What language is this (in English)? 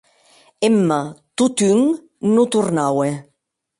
Occitan